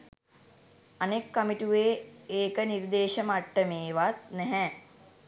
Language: Sinhala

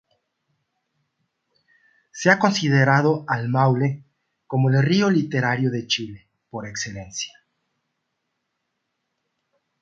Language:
Spanish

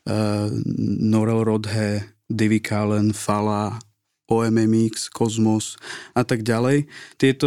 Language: Slovak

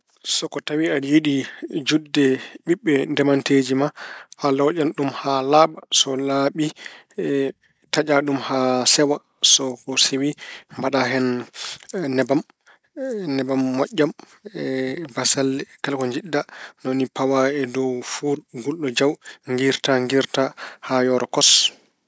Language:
Fula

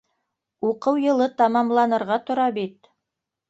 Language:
Bashkir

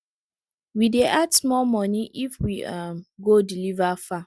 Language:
Nigerian Pidgin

